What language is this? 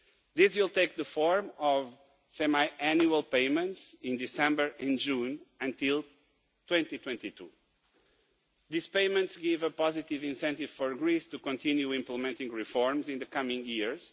English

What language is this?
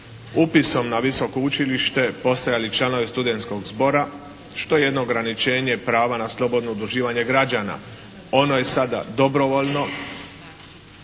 Croatian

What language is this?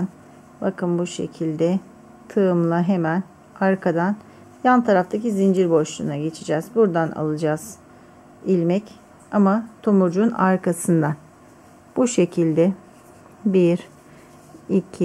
Turkish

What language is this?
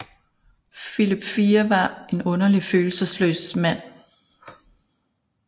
Danish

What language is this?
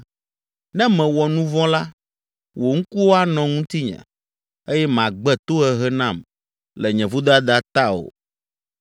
Ewe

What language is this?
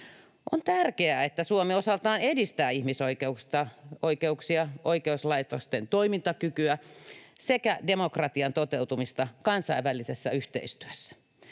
Finnish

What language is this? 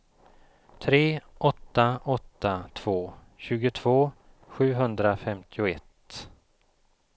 Swedish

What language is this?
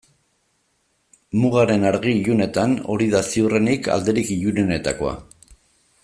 Basque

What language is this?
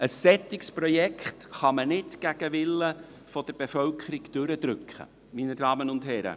Swiss German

